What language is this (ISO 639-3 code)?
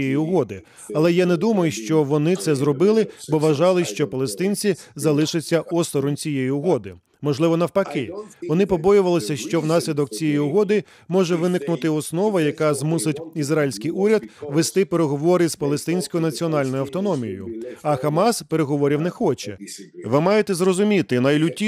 ukr